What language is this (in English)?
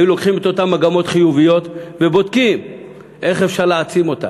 Hebrew